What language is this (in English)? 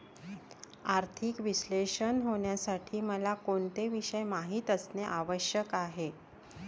Marathi